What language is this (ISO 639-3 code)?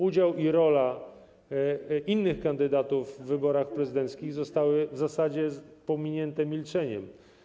pol